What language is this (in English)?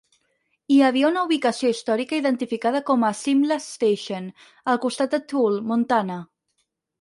Catalan